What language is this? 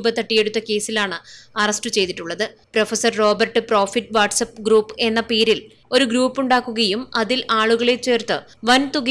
Malayalam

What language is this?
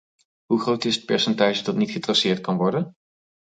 Dutch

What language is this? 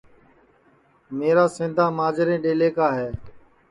Sansi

